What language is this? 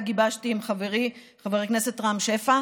Hebrew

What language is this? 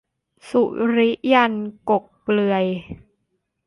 Thai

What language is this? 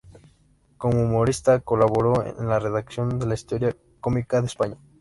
Spanish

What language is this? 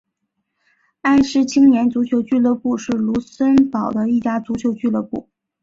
Chinese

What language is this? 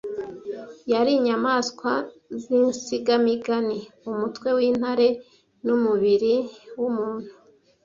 Kinyarwanda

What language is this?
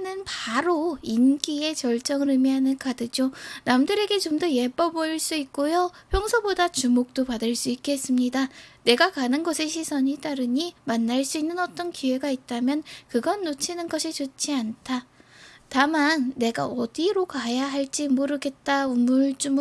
Korean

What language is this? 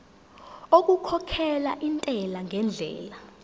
Zulu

